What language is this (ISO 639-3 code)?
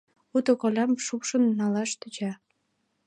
chm